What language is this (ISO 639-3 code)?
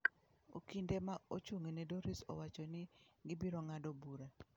luo